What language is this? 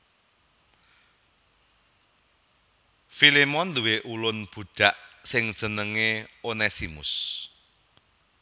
Javanese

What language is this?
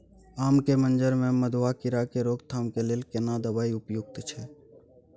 Maithili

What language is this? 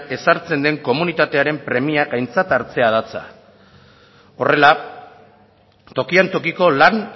Basque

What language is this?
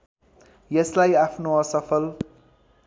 Nepali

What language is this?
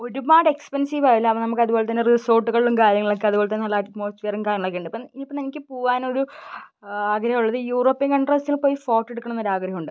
Malayalam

